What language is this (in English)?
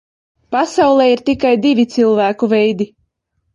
Latvian